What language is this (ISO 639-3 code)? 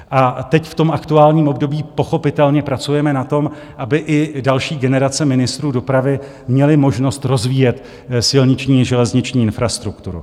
ces